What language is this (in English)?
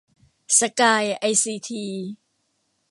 Thai